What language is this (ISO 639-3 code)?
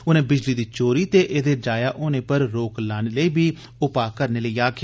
doi